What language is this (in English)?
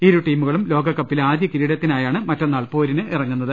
Malayalam